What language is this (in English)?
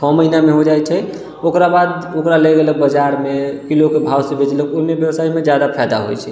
Maithili